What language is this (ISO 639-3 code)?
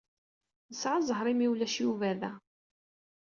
kab